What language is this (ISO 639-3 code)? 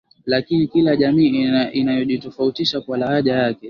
swa